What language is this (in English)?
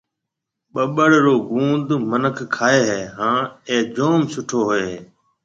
Marwari (Pakistan)